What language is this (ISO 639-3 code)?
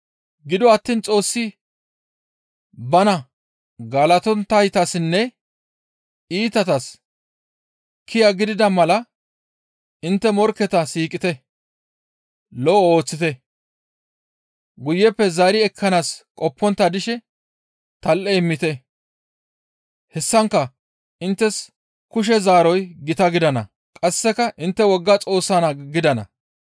gmv